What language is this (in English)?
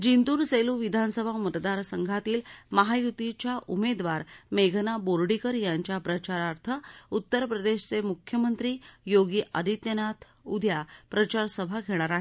Marathi